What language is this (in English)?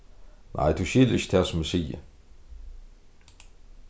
Faroese